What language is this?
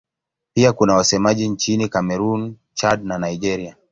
Swahili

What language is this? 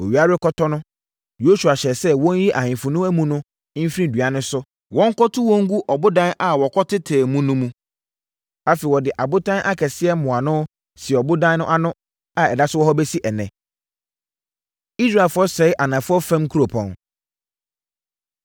Akan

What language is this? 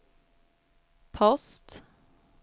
Swedish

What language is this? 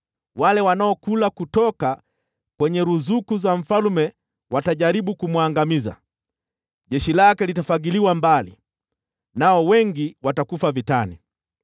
Swahili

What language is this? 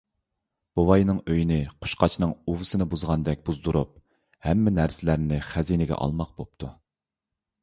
Uyghur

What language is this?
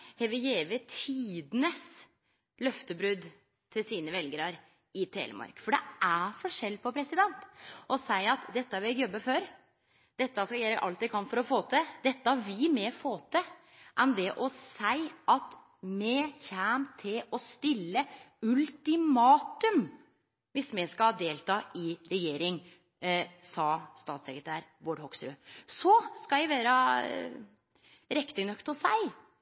Norwegian Nynorsk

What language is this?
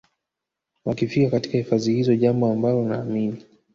Swahili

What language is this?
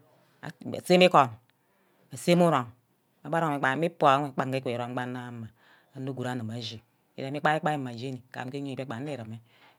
Ubaghara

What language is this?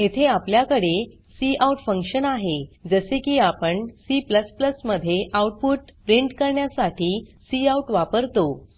Marathi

